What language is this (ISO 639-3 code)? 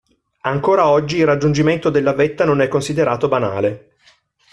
ita